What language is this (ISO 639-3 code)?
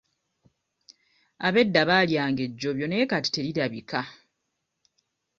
lug